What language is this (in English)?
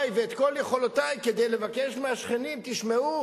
Hebrew